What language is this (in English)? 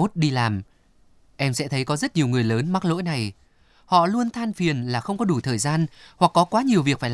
Vietnamese